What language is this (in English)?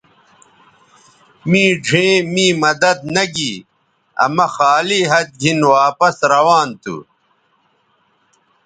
Bateri